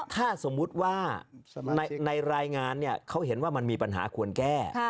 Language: Thai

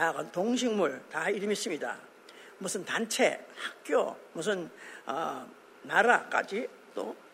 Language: Korean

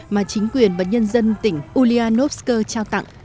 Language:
Vietnamese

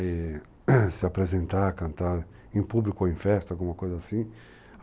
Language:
Portuguese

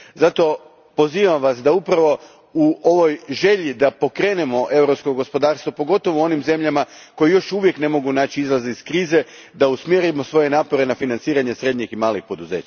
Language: Croatian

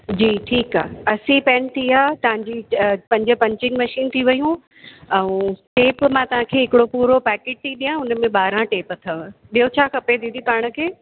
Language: Sindhi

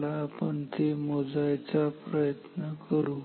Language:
Marathi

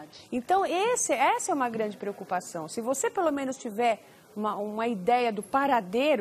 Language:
Portuguese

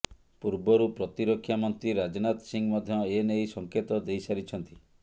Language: Odia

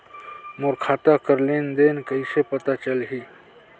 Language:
Chhattisgarhi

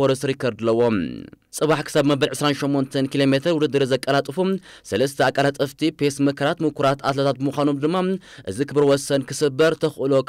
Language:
Arabic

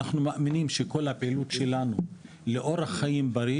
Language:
Hebrew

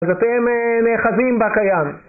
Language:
Hebrew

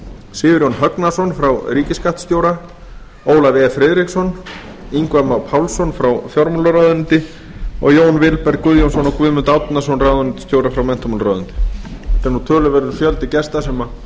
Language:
Icelandic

